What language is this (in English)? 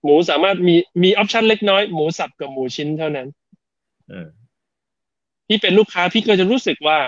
Thai